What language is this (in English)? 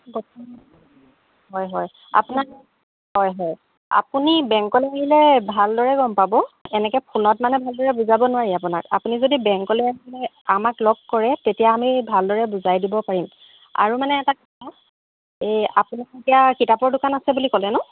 Assamese